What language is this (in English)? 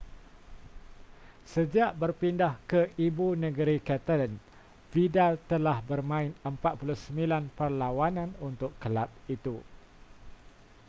Malay